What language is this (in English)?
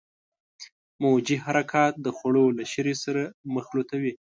Pashto